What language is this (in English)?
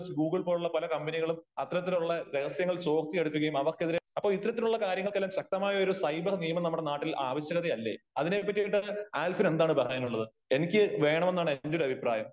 Malayalam